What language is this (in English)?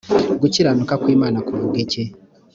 Kinyarwanda